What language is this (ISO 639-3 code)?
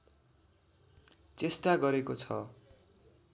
nep